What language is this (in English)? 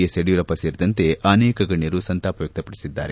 Kannada